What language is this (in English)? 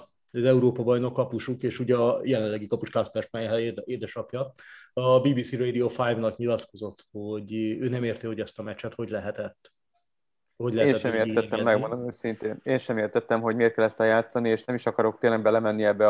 Hungarian